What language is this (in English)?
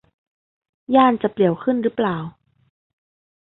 Thai